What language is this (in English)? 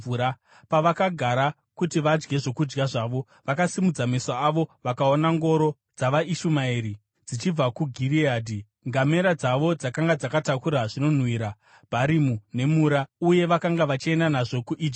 Shona